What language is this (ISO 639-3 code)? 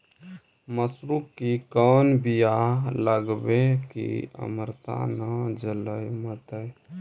mag